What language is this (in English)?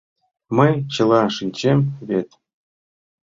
Mari